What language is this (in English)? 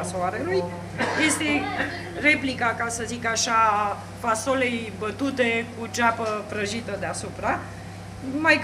Romanian